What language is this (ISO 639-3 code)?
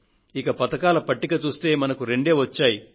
tel